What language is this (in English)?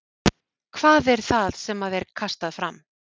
Icelandic